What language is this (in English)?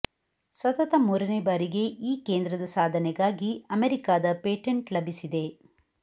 Kannada